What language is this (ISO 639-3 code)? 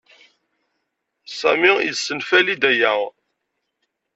kab